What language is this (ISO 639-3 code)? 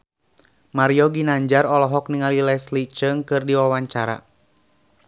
sun